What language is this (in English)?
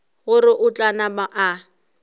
Northern Sotho